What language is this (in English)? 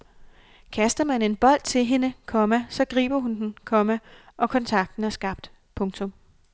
Danish